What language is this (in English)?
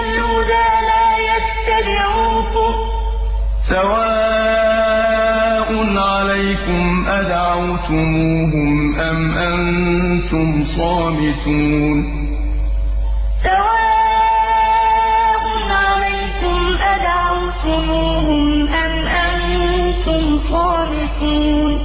Arabic